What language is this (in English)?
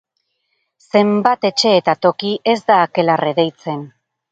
Basque